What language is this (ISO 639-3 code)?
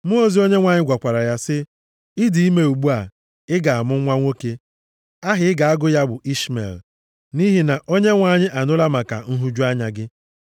ibo